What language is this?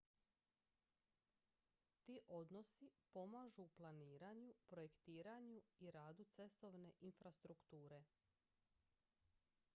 Croatian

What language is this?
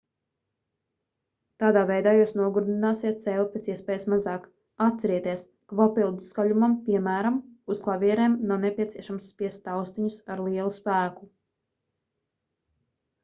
Latvian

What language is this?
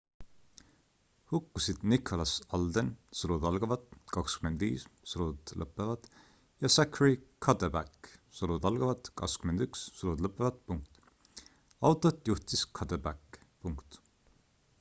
Estonian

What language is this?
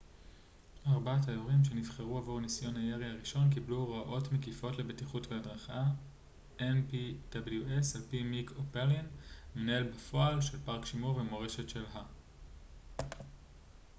Hebrew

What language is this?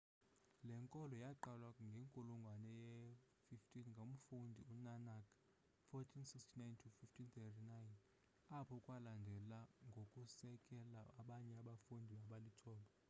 Xhosa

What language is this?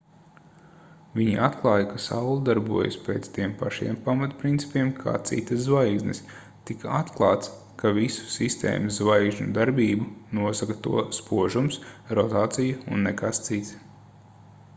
Latvian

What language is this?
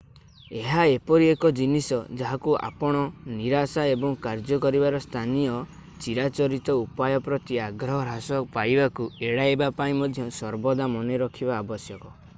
Odia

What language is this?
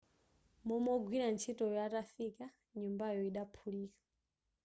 Nyanja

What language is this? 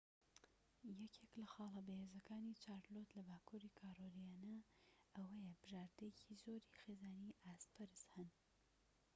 Central Kurdish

